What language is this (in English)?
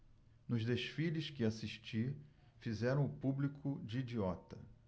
Portuguese